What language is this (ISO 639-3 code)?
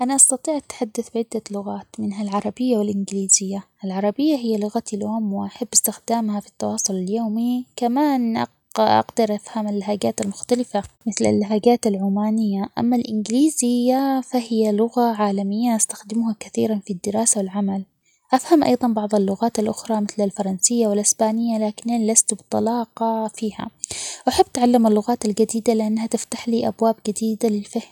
acx